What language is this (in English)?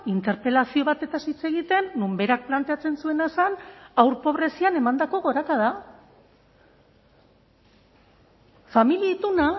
Basque